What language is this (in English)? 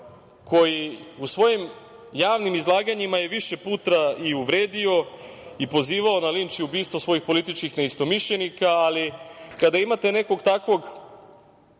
Serbian